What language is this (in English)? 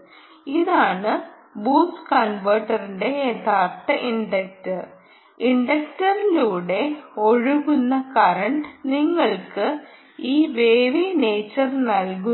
Malayalam